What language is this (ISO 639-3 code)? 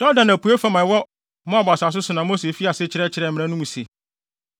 aka